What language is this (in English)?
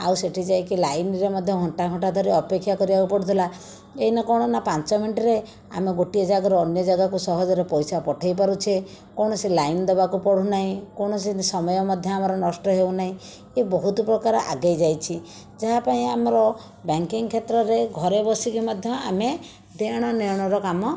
Odia